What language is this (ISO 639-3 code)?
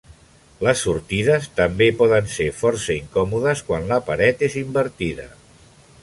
cat